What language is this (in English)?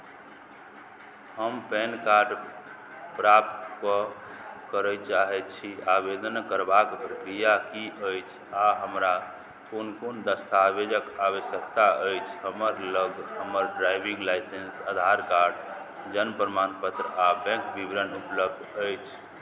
Maithili